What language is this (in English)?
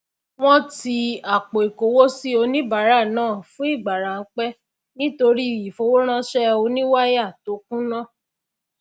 Yoruba